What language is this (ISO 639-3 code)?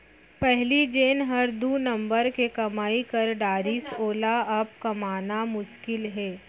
hne